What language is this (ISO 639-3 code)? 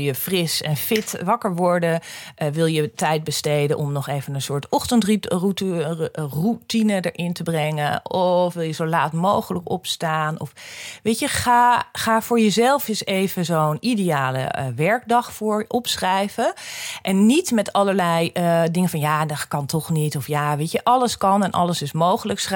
nld